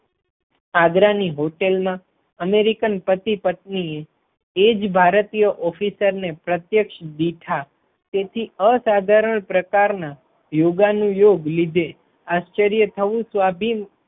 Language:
Gujarati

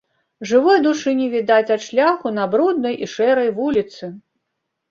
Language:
Belarusian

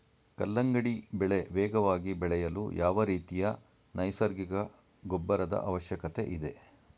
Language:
Kannada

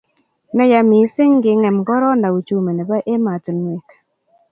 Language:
Kalenjin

